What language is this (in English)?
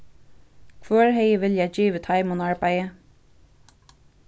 Faroese